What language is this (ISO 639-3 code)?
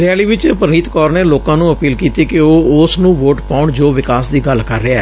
pan